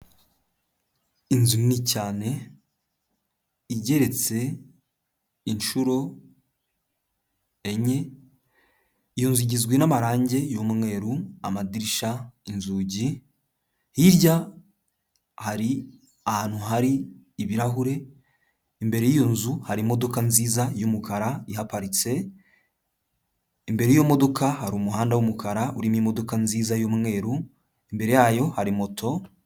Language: Kinyarwanda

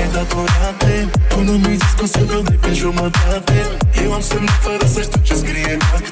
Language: Romanian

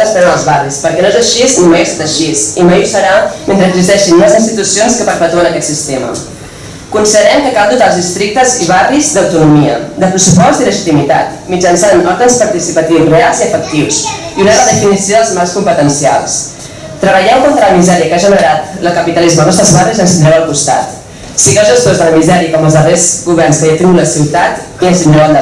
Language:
Catalan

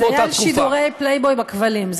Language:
Hebrew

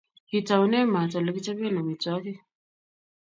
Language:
Kalenjin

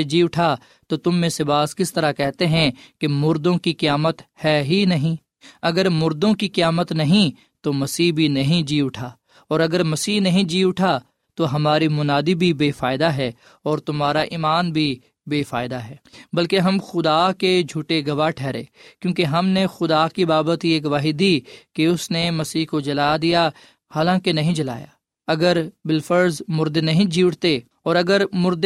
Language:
Urdu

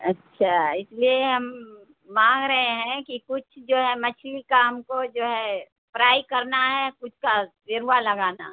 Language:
Urdu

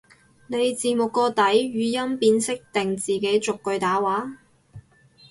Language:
Cantonese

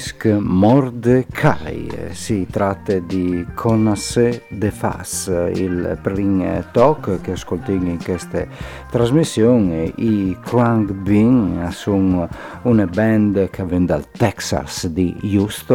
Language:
Italian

